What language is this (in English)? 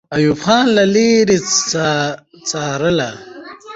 Pashto